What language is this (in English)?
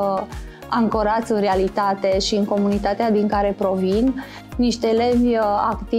Romanian